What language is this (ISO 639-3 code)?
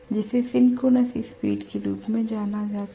hin